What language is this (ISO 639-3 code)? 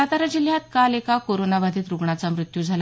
mar